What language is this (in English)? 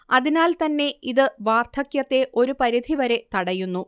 Malayalam